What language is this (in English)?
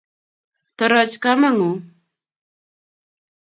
Kalenjin